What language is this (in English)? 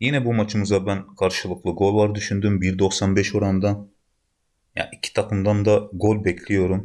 Turkish